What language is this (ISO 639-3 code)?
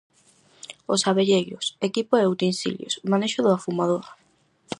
glg